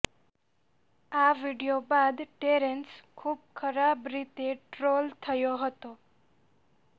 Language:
Gujarati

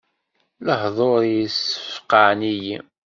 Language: Kabyle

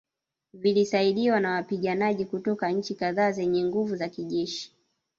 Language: Swahili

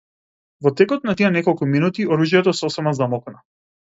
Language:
Macedonian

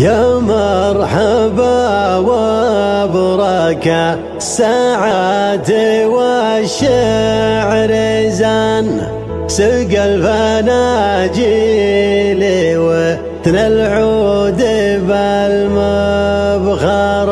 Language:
Arabic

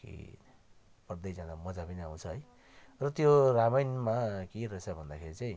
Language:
Nepali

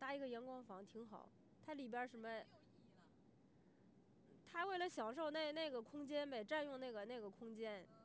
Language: Chinese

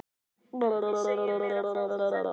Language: Icelandic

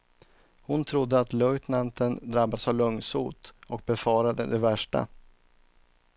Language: Swedish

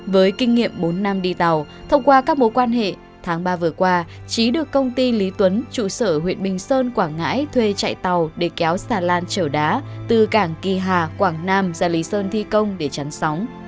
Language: Vietnamese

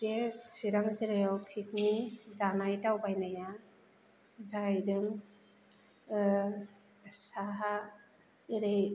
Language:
Bodo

